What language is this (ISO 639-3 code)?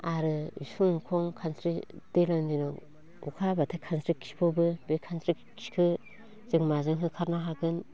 brx